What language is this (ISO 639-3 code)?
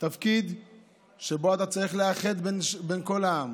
heb